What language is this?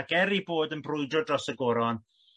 Welsh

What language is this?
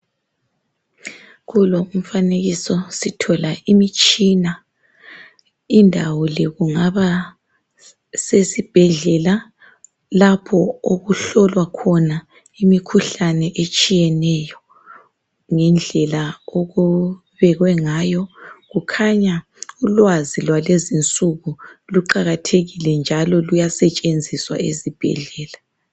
North Ndebele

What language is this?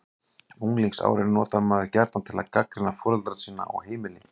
Icelandic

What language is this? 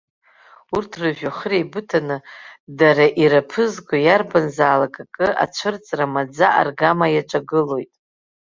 Abkhazian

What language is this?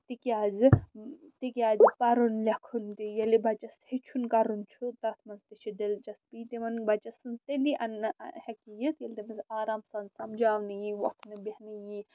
Kashmiri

